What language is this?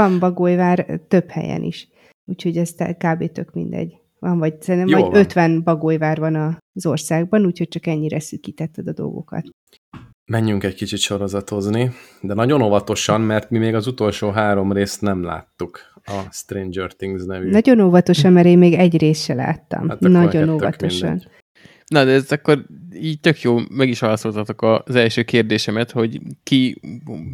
Hungarian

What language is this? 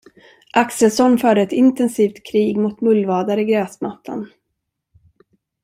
Swedish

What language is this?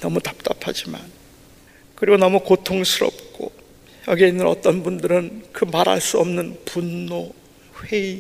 Korean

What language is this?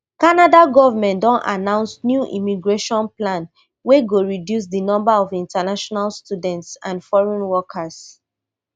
Nigerian Pidgin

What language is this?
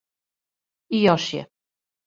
Serbian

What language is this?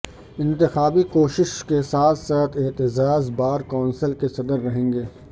Urdu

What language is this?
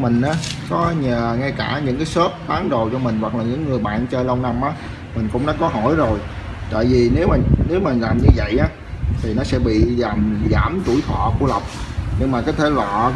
Vietnamese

